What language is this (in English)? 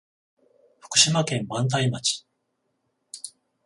Japanese